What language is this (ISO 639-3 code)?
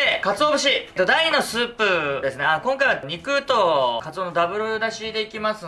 jpn